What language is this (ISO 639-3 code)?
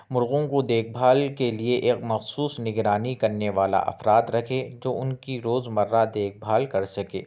urd